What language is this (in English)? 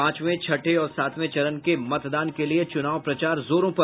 Hindi